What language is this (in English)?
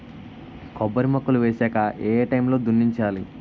Telugu